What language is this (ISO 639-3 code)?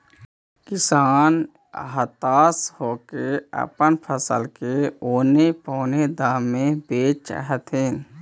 mag